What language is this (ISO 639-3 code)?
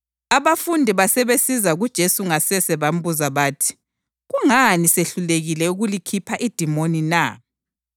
nde